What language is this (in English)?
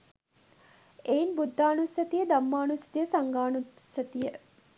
Sinhala